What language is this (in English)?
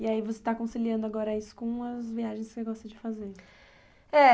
Portuguese